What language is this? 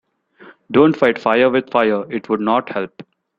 English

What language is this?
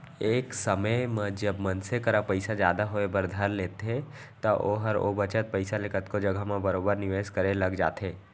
Chhattisgarhi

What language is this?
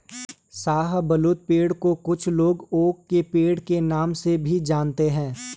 Hindi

